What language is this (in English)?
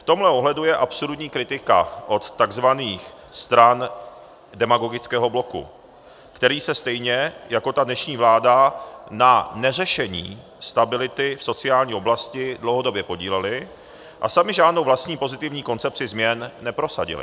Czech